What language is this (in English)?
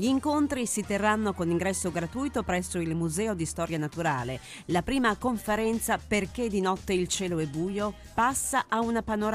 Italian